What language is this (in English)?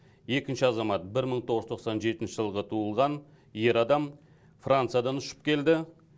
Kazakh